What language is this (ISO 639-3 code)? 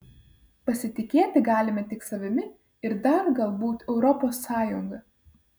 lit